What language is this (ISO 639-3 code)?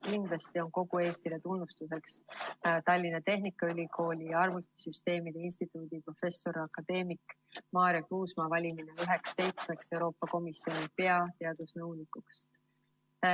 est